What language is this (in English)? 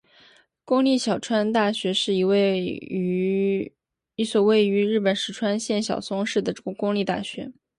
Chinese